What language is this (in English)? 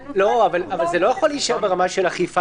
Hebrew